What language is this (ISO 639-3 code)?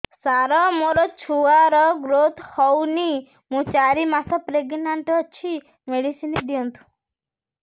ori